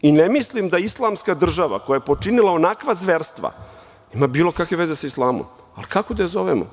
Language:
Serbian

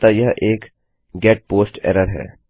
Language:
Hindi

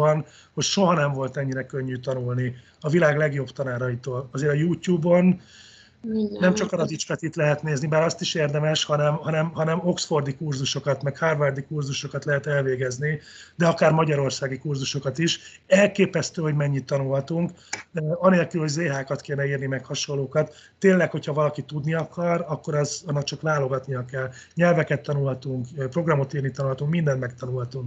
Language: Hungarian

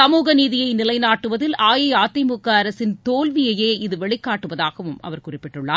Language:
Tamil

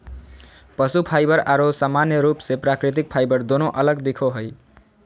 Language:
Magahi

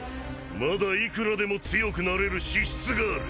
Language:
Japanese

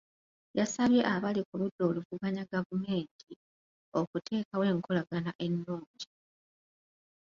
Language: Ganda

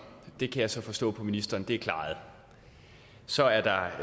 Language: Danish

